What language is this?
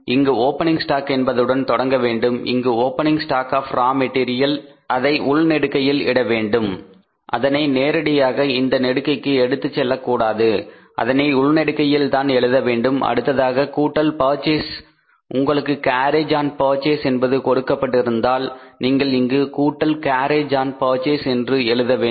Tamil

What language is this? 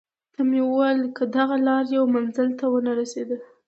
Pashto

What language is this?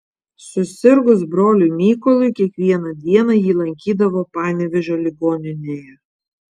Lithuanian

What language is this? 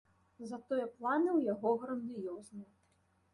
Belarusian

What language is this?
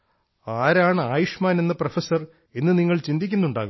Malayalam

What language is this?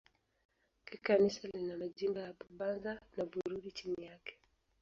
Swahili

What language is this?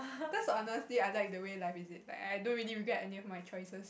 English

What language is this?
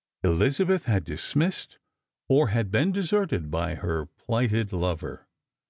English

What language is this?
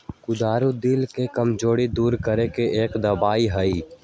Magahi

